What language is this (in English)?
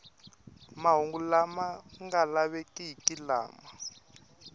Tsonga